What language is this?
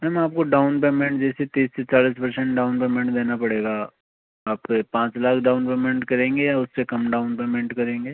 Hindi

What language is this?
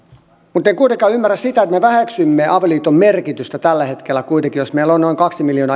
Finnish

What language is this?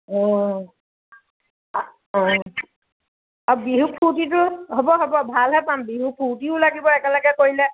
Assamese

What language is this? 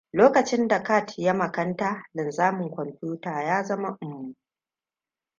Hausa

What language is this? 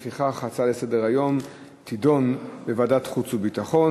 Hebrew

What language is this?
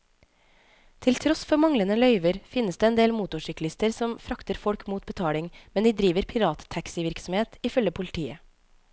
Norwegian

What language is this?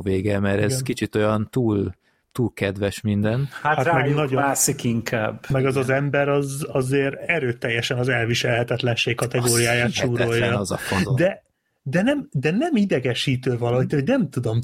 Hungarian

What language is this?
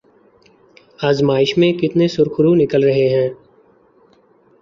Urdu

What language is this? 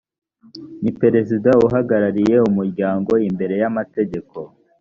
Kinyarwanda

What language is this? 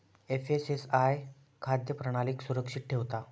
Marathi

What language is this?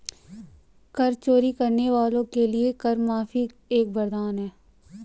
Hindi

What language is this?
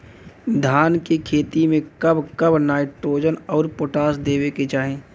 Bhojpuri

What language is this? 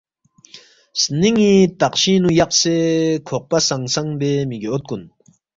Balti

